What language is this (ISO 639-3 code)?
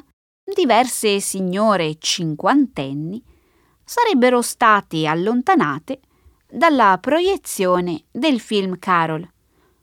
ita